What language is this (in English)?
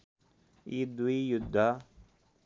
Nepali